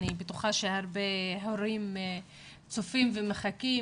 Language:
Hebrew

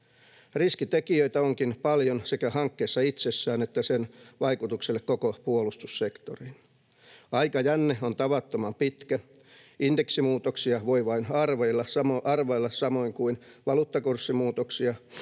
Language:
Finnish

